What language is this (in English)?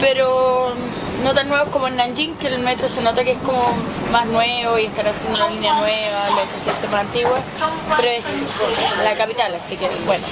Spanish